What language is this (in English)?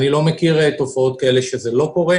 Hebrew